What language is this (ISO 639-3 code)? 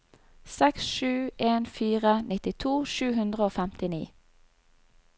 nor